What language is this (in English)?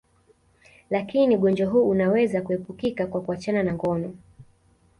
Swahili